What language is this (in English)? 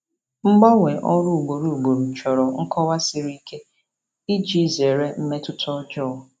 Igbo